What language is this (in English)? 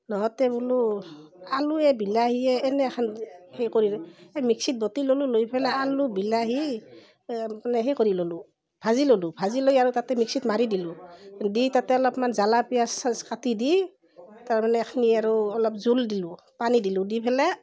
Assamese